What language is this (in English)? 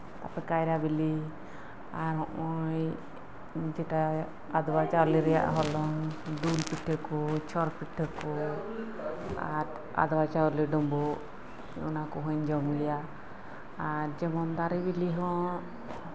Santali